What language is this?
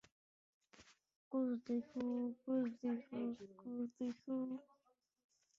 Russian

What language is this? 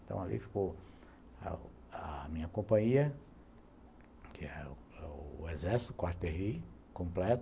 Portuguese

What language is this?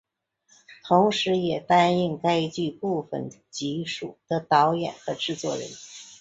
Chinese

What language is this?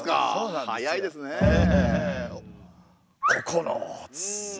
Japanese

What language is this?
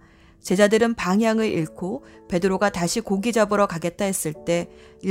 Korean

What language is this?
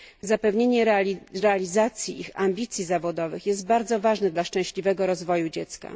Polish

